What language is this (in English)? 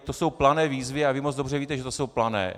Czech